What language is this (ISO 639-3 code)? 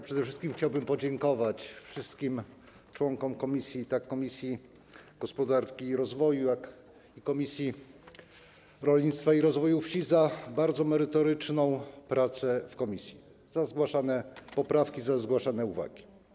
pol